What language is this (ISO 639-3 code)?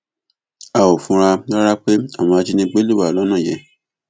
yor